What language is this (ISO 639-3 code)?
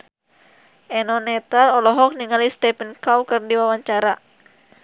sun